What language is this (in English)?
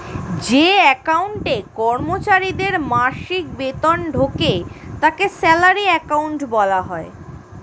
Bangla